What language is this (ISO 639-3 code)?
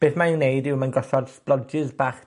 cym